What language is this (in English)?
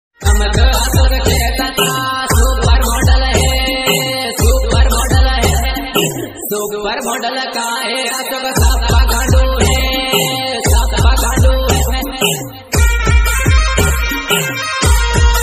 Arabic